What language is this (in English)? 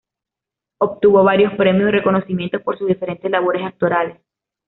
Spanish